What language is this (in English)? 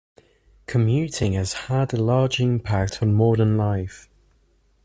English